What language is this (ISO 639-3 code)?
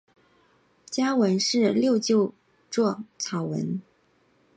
zho